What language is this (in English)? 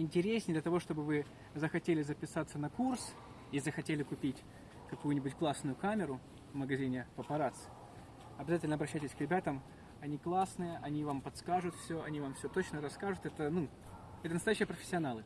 Russian